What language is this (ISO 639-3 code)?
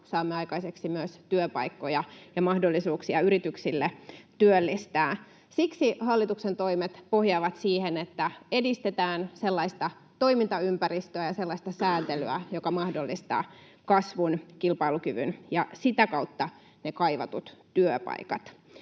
fin